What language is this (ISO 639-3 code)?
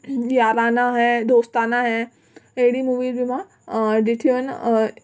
snd